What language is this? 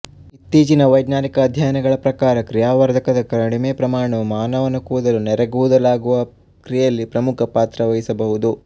Kannada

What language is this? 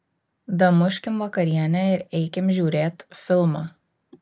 Lithuanian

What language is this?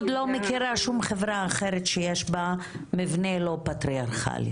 Hebrew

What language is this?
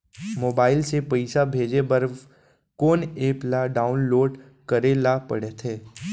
Chhattisgarhi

